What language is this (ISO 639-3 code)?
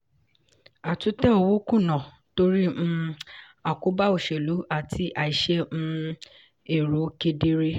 yor